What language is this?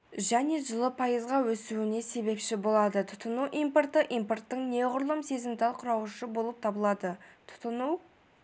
Kazakh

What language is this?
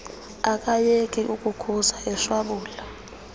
Xhosa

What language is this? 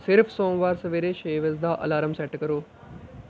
Punjabi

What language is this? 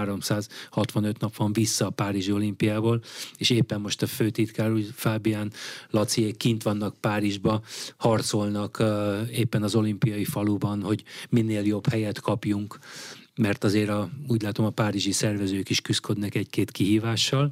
Hungarian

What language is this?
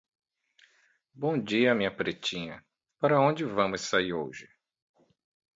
Portuguese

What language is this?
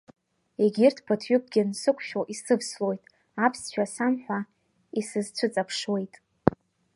Abkhazian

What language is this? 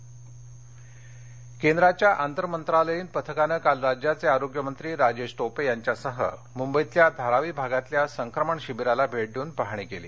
Marathi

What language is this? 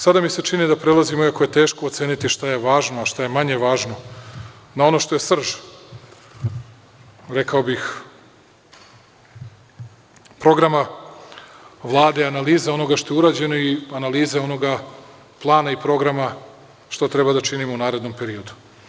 Serbian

